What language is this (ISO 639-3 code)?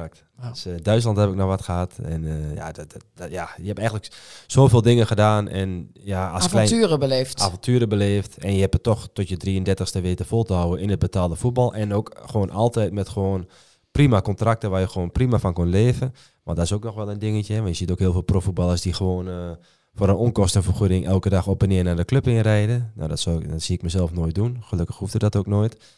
nld